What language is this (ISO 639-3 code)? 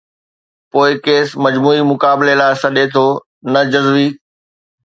snd